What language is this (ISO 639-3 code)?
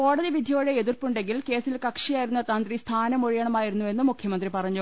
mal